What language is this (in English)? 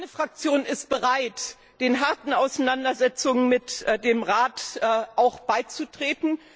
German